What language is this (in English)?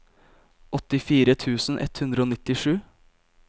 Norwegian